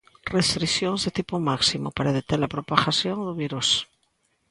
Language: Galician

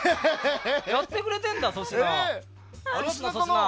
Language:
Japanese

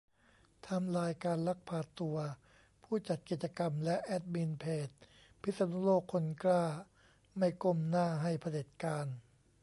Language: Thai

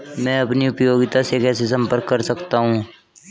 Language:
Hindi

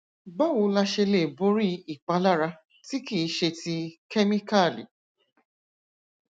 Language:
Yoruba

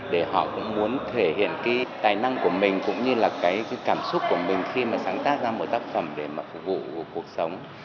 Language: Vietnamese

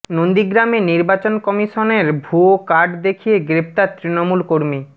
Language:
Bangla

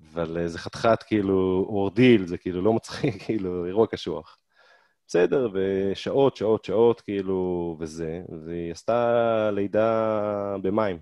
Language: Hebrew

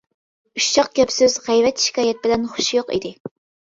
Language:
Uyghur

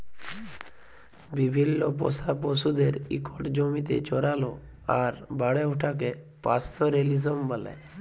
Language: Bangla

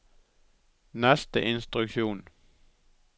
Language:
Norwegian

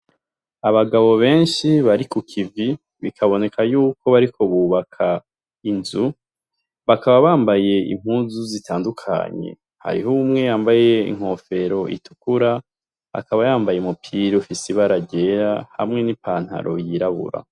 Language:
Rundi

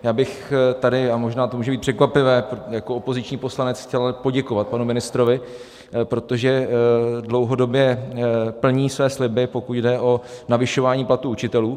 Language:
Czech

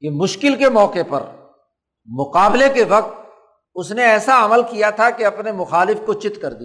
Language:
Urdu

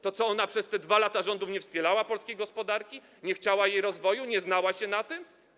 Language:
Polish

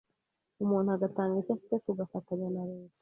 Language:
Kinyarwanda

